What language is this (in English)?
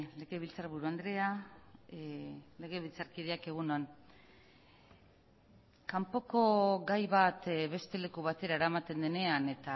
Basque